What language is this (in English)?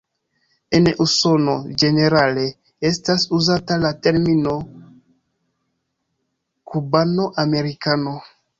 Esperanto